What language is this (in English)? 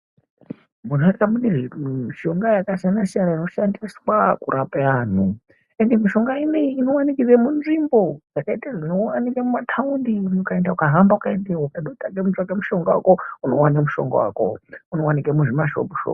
Ndau